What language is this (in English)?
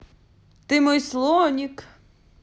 Russian